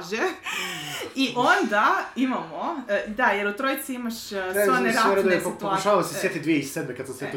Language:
Croatian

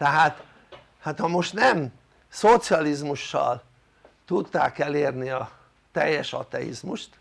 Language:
Hungarian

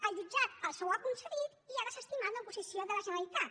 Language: Catalan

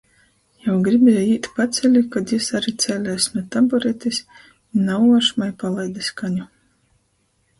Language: Latgalian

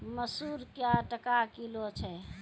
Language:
Maithili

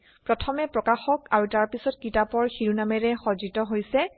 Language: Assamese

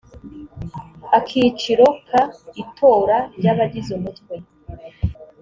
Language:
Kinyarwanda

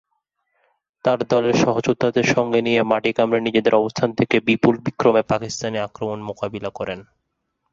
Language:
Bangla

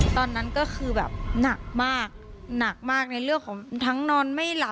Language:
Thai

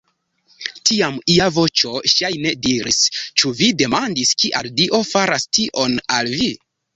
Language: Esperanto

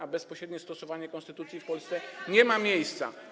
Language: Polish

